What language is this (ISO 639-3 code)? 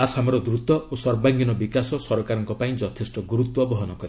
ori